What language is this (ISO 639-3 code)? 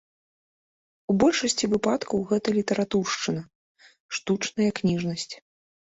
bel